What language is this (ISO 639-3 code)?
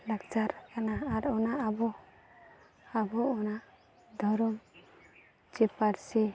sat